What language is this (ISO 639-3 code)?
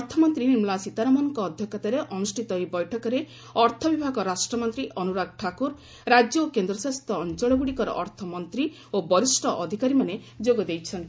ori